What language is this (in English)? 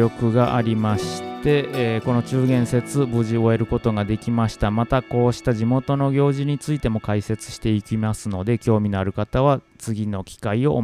Japanese